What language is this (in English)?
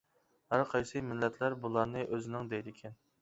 Uyghur